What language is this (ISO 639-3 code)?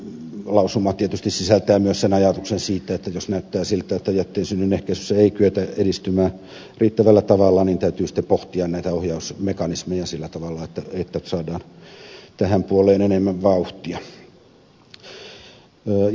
fin